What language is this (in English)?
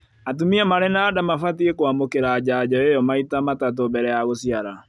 Kikuyu